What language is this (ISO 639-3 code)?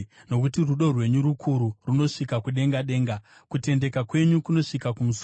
sna